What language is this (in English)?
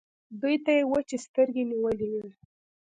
Pashto